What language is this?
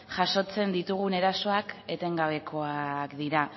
Basque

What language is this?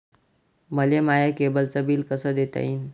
Marathi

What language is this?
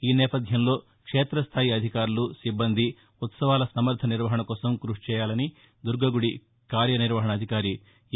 Telugu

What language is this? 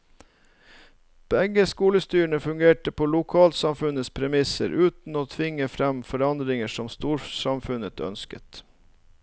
Norwegian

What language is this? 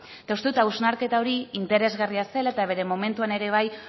Basque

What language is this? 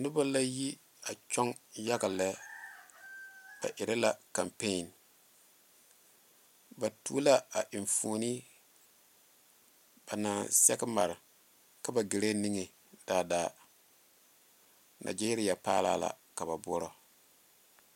Southern Dagaare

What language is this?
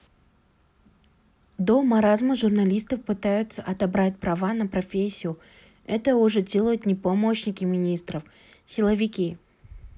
Kazakh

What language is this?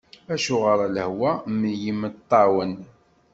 Kabyle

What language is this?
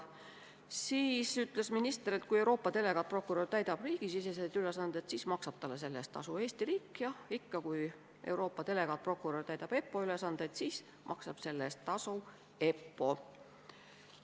Estonian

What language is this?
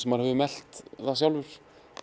Icelandic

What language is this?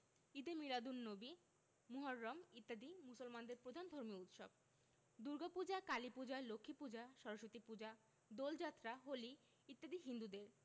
Bangla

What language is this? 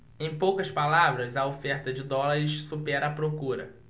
Portuguese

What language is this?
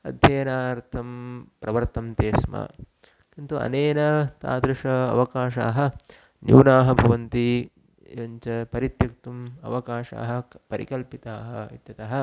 Sanskrit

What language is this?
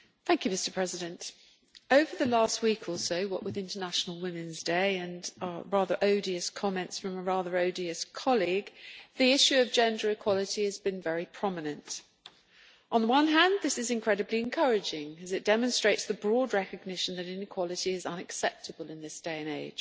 English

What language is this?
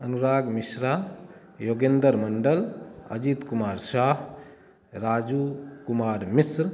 Maithili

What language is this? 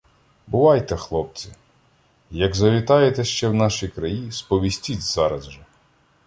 Ukrainian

